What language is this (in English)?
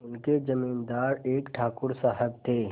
Hindi